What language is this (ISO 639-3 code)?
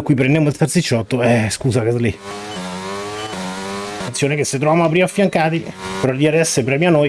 ita